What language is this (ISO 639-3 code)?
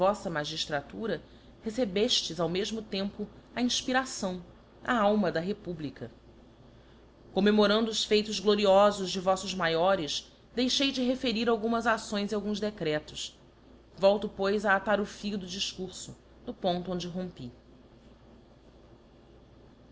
por